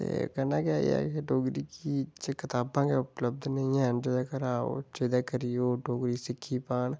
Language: Dogri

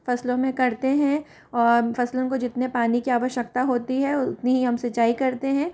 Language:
Hindi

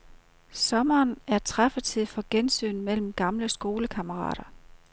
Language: Danish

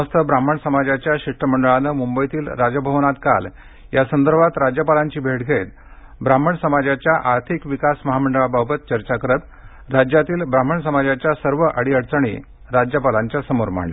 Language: Marathi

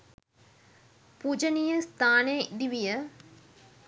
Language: Sinhala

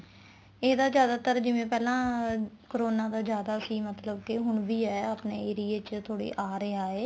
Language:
Punjabi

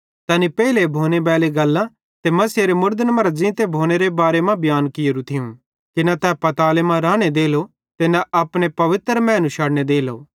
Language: Bhadrawahi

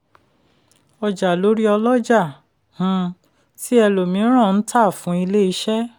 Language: Yoruba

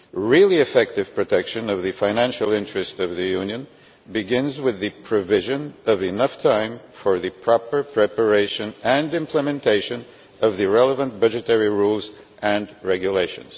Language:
English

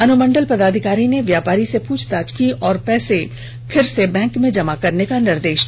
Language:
Hindi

